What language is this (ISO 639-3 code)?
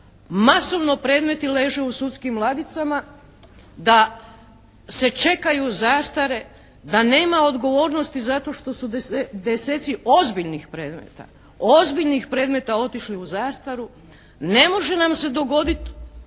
hrv